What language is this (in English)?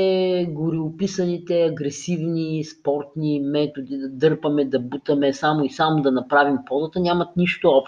Bulgarian